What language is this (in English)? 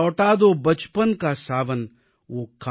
Tamil